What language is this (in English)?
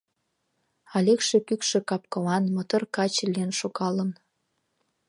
Mari